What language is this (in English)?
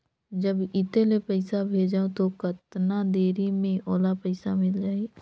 Chhattisgarhi